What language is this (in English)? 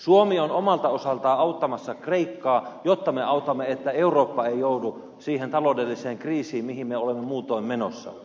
Finnish